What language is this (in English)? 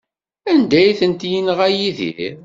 Kabyle